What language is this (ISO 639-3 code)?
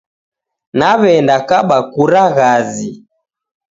dav